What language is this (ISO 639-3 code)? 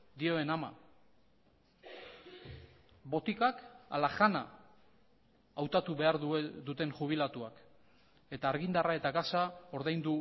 eus